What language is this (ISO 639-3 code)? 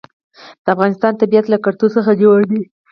pus